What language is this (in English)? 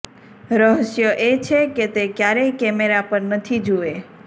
Gujarati